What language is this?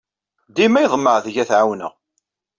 Kabyle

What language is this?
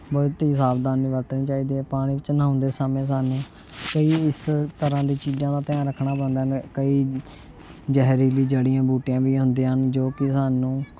Punjabi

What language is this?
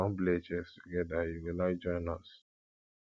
Nigerian Pidgin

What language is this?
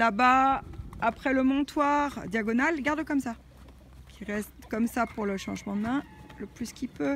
French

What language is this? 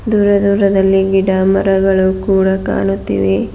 Kannada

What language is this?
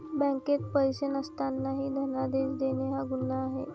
Marathi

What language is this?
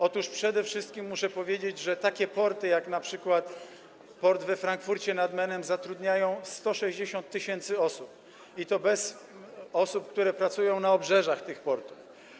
Polish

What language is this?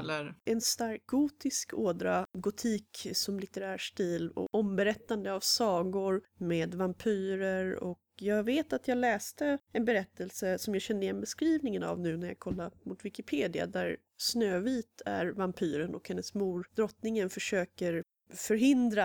Swedish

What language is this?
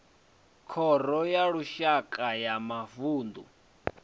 Venda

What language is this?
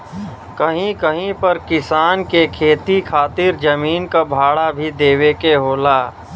Bhojpuri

